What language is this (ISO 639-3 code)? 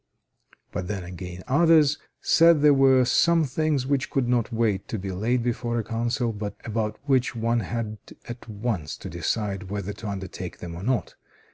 eng